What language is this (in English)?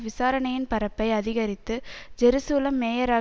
Tamil